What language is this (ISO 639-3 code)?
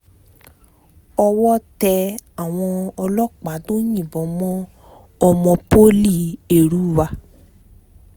yor